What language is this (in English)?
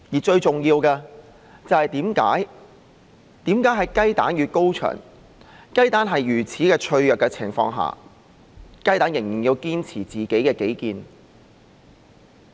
Cantonese